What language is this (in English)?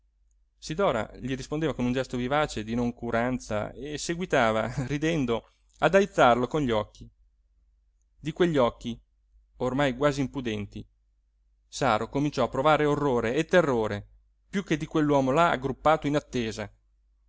Italian